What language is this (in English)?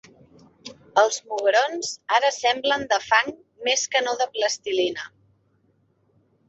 Catalan